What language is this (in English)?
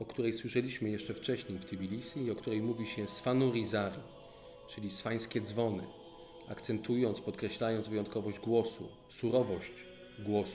Polish